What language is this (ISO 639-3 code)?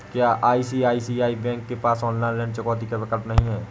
hin